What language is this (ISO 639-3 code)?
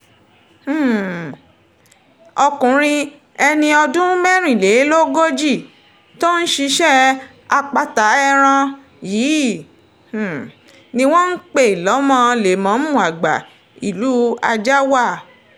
yor